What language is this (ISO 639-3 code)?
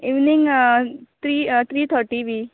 kok